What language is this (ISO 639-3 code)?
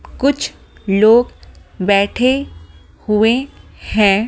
hin